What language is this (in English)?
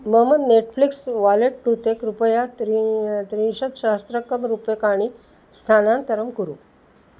Sanskrit